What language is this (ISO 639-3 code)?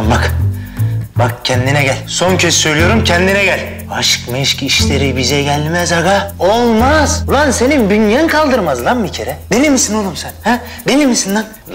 tur